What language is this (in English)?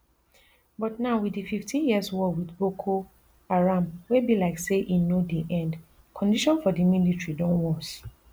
Nigerian Pidgin